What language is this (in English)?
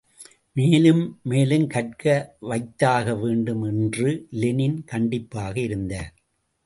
Tamil